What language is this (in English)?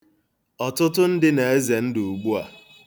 Igbo